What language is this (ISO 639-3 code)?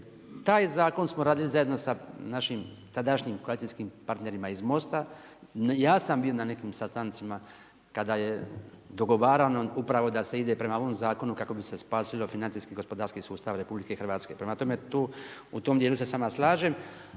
hrv